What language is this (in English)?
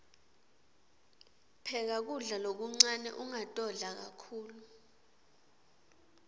Swati